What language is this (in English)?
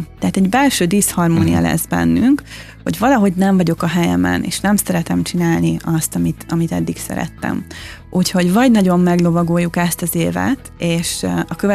Hungarian